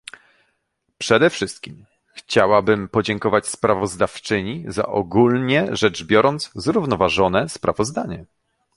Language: Polish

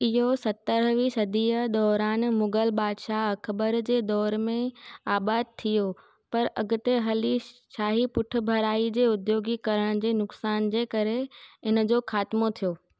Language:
Sindhi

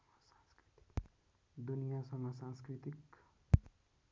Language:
Nepali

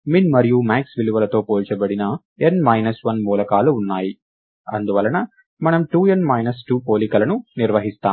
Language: Telugu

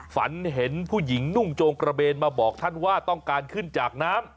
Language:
Thai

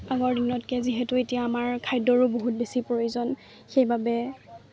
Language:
Assamese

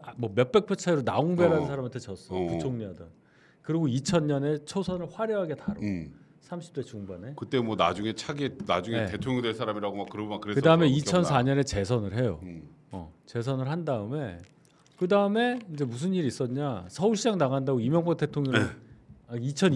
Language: Korean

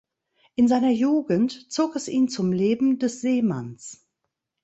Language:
German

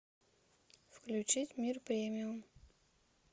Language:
Russian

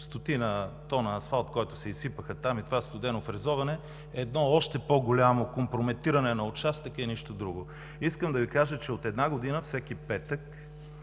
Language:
Bulgarian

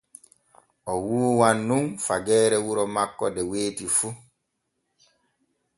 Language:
Borgu Fulfulde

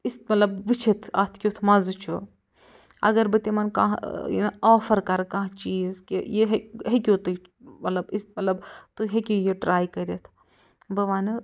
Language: Kashmiri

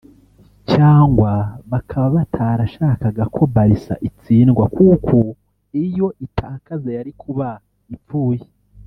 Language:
Kinyarwanda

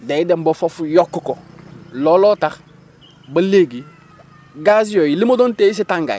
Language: Wolof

